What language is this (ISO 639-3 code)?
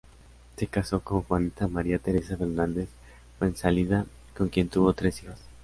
spa